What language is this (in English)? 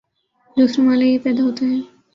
Urdu